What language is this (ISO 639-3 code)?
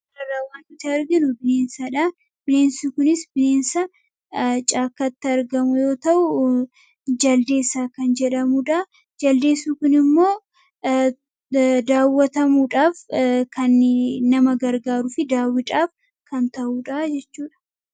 orm